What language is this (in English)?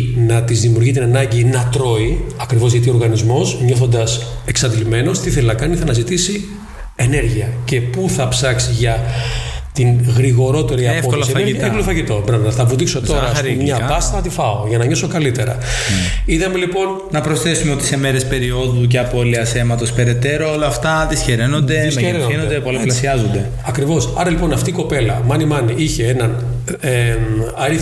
Greek